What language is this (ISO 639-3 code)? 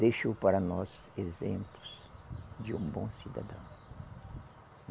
por